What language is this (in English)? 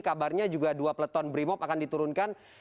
Indonesian